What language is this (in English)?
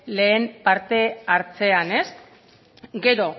Basque